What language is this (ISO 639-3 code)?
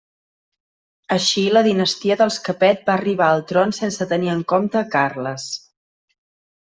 cat